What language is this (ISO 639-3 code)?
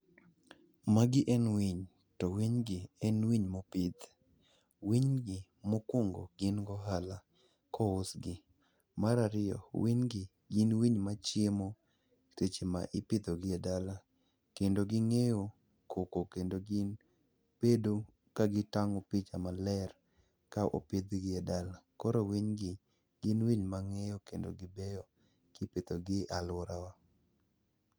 luo